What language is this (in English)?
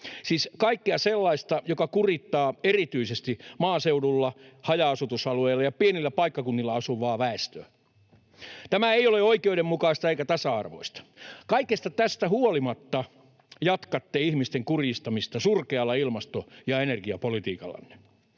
Finnish